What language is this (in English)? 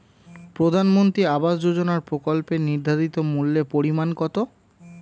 Bangla